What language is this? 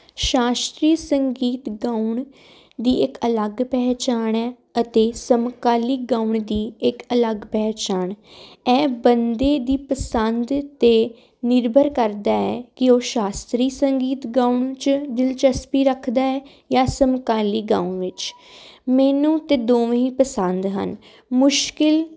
Punjabi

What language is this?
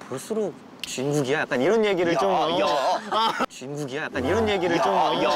Korean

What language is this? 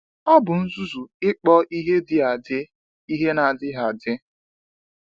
Igbo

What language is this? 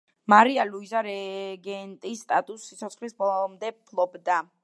Georgian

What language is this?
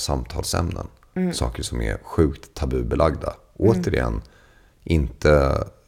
Swedish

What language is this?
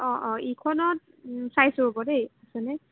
Assamese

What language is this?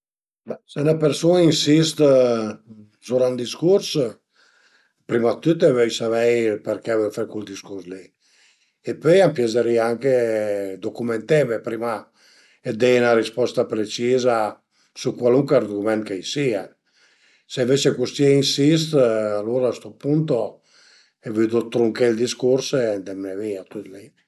Piedmontese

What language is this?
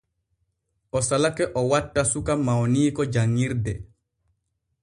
Borgu Fulfulde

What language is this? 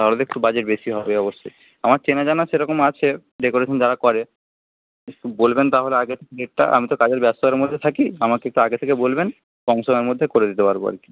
Bangla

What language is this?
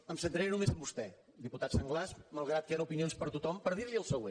Catalan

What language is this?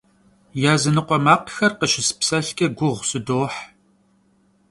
Kabardian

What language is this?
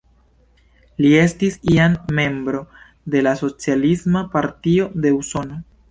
Esperanto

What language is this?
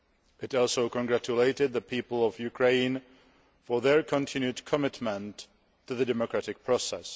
English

